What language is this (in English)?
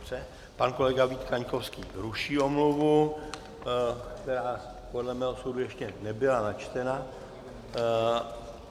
Czech